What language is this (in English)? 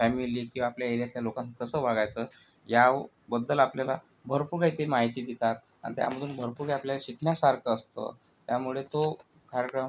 Marathi